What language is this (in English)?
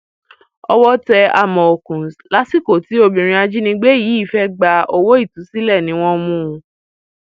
Yoruba